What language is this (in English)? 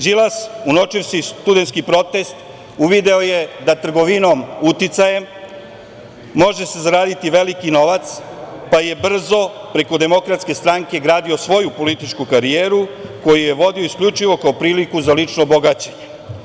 Serbian